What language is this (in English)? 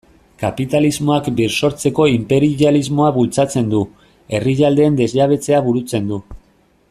Basque